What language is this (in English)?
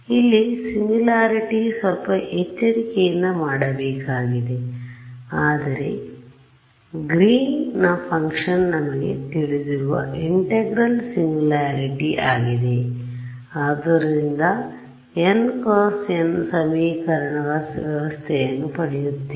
Kannada